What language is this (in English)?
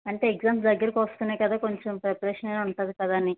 Telugu